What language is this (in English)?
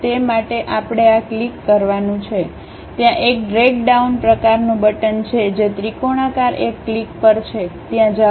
Gujarati